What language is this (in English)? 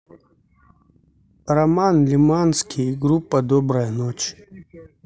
Russian